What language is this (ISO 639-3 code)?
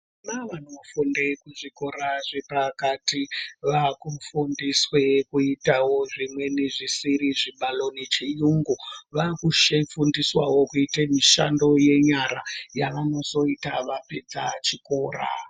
ndc